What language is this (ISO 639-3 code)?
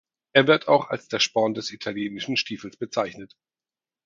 deu